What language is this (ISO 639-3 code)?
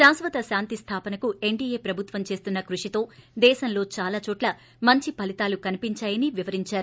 tel